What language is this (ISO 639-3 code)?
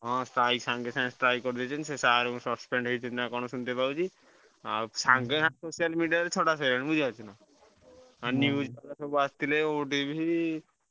ori